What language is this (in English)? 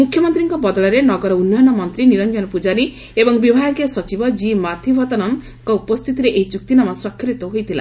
Odia